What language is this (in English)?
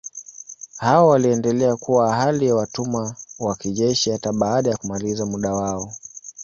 Swahili